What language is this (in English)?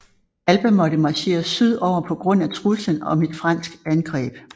Danish